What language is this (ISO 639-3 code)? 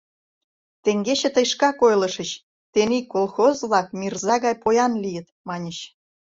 chm